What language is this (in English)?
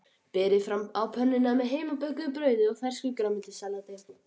Icelandic